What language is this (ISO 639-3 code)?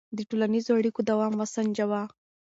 pus